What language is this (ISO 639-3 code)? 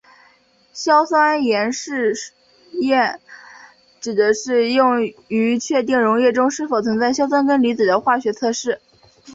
zho